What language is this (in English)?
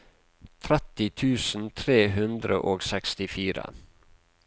Norwegian